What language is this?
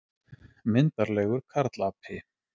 Icelandic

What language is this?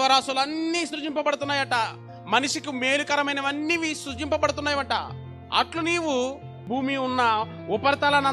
Telugu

